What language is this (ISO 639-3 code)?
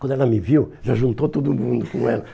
por